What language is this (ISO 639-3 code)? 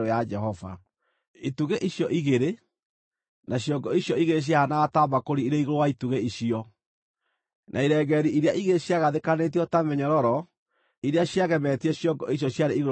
kik